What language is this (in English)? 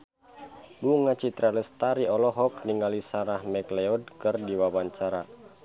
Sundanese